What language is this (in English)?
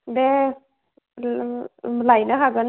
Bodo